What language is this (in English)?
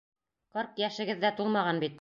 Bashkir